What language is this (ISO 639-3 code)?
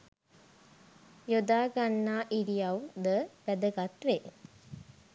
sin